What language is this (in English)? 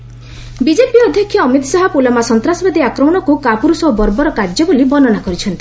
Odia